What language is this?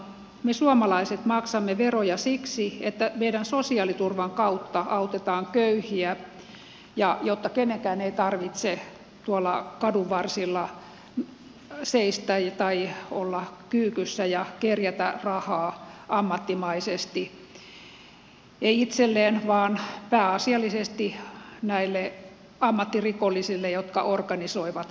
Finnish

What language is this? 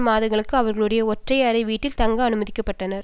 Tamil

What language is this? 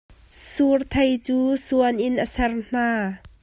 Hakha Chin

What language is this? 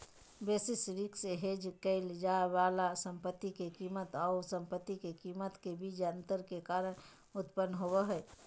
Magahi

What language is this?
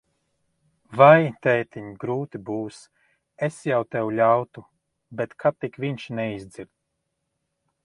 Latvian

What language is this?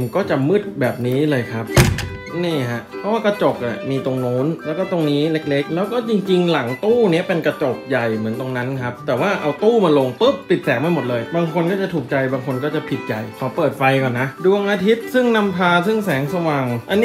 Thai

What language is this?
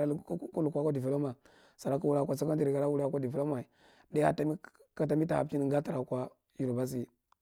Marghi Central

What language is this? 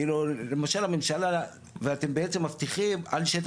Hebrew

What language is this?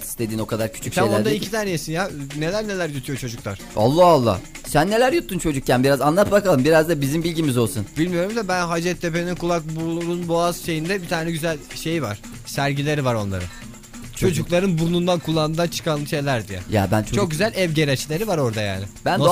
Turkish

